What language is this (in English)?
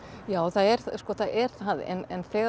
Icelandic